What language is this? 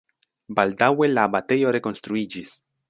Esperanto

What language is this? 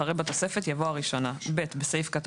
Hebrew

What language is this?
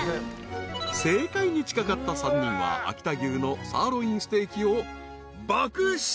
Japanese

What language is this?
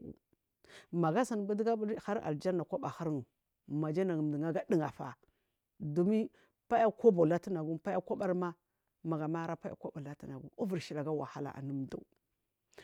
Marghi South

